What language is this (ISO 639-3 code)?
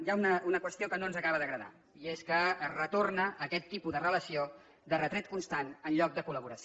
cat